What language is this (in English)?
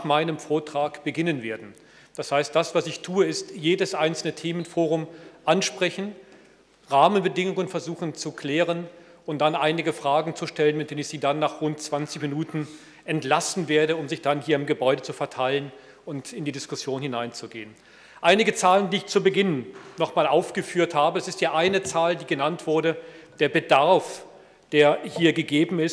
German